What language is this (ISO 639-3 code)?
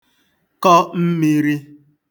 ibo